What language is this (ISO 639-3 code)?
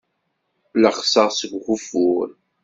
kab